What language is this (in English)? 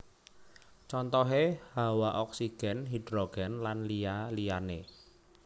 Javanese